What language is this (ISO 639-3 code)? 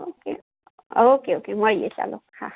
guj